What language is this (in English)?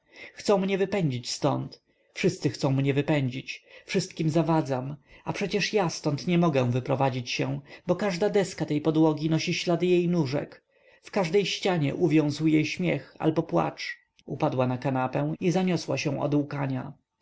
Polish